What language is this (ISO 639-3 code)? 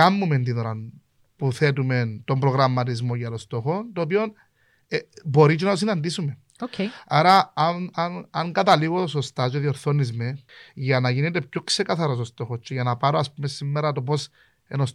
ell